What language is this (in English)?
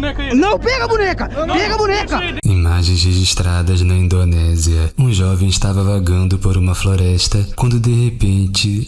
Portuguese